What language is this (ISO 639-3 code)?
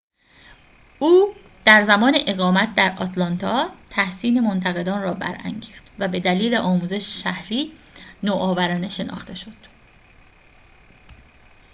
fas